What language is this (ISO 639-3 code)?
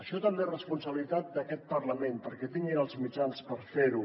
cat